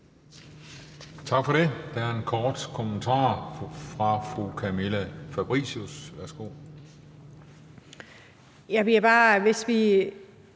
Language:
Danish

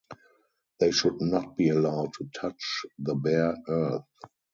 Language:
English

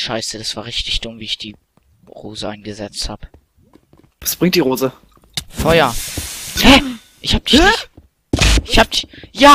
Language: German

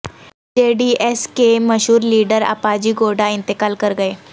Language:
Urdu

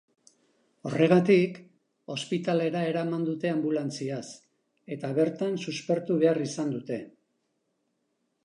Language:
Basque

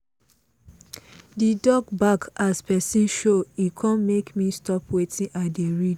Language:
Nigerian Pidgin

